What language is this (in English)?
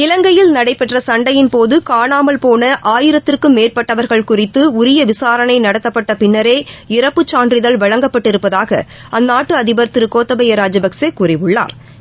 Tamil